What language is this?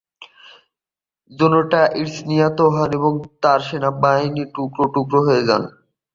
Bangla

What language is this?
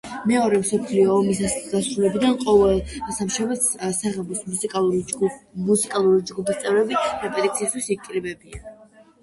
Georgian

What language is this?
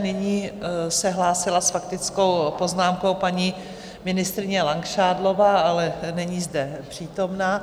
Czech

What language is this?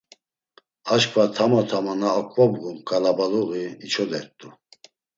Laz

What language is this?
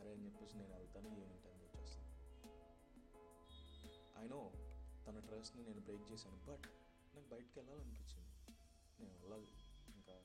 Telugu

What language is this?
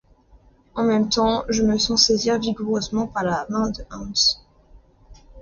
French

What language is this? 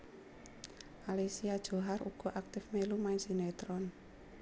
Javanese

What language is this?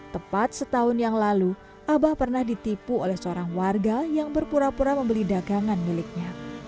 Indonesian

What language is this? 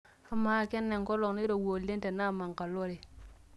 Masai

